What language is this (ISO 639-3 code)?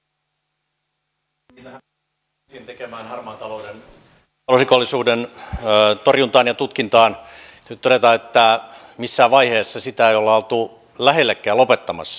fin